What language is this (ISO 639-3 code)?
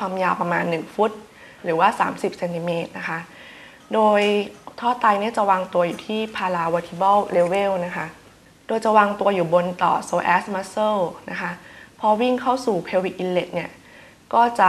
tha